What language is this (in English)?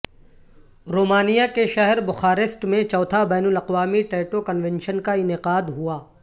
Urdu